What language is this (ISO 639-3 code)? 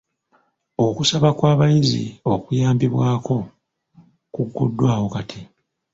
lug